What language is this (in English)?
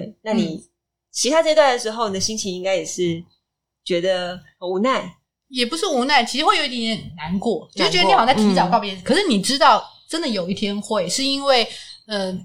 Chinese